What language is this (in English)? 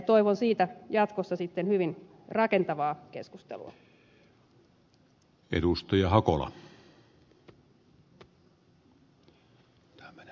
Finnish